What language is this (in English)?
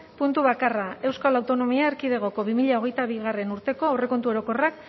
Basque